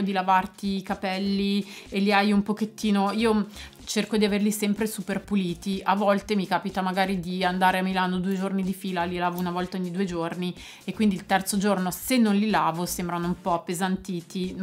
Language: Italian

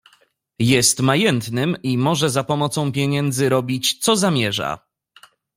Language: Polish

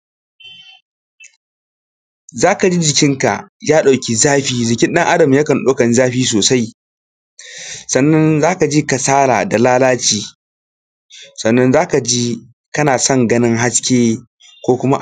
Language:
Hausa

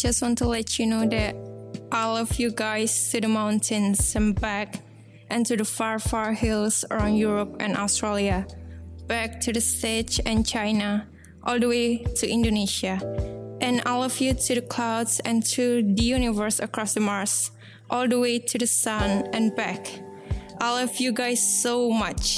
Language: Indonesian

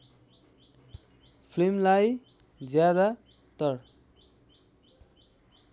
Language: Nepali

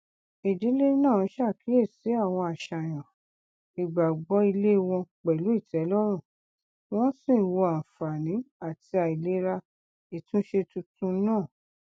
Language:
Yoruba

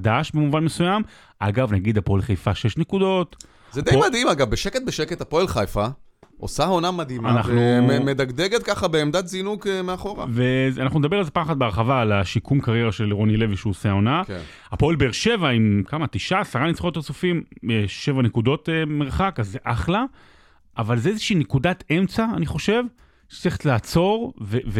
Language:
Hebrew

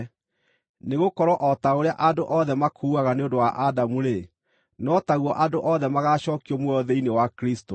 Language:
Kikuyu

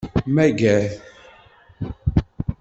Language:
Kabyle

